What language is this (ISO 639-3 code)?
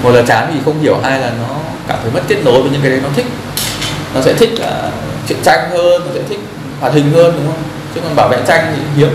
vie